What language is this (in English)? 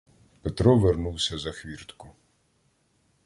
Ukrainian